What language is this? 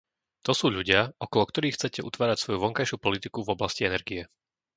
Slovak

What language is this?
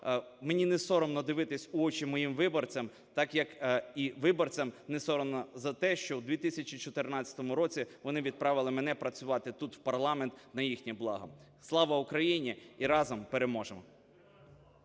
Ukrainian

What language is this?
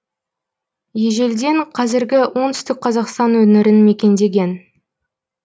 Kazakh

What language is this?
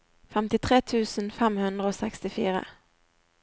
Norwegian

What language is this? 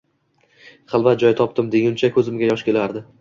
Uzbek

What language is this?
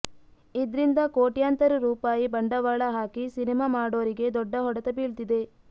Kannada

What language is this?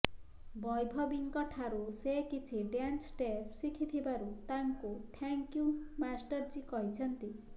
Odia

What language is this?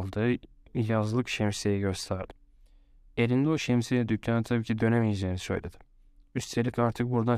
Turkish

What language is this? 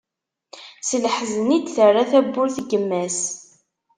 Kabyle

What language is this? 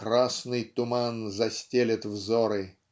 Russian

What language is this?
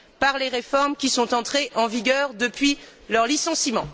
French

